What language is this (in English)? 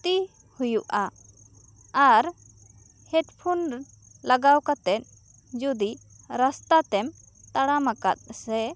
Santali